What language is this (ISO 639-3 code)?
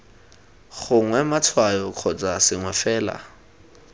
tsn